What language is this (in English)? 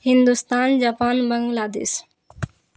Urdu